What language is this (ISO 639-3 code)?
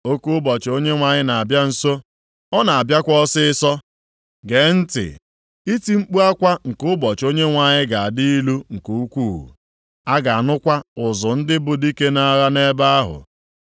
ibo